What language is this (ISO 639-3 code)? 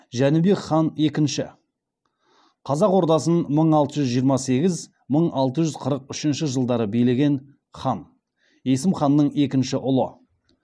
kaz